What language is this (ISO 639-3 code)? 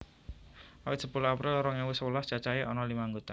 jav